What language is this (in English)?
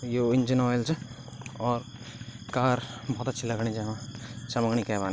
Garhwali